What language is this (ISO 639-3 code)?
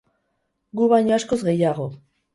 eus